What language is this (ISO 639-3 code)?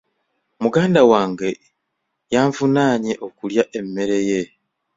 lug